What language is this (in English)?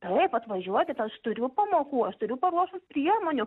Lithuanian